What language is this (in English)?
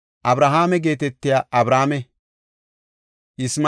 Gofa